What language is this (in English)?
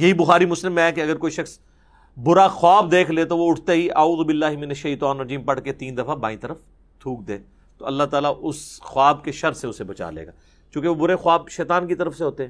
Urdu